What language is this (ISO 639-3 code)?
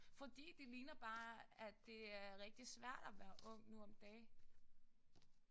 dan